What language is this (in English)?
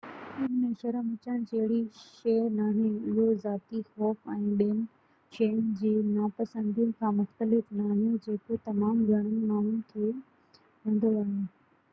Sindhi